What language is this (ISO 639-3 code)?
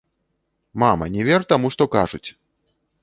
bel